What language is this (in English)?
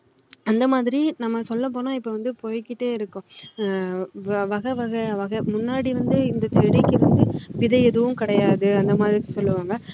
Tamil